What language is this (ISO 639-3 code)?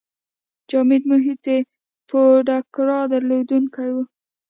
pus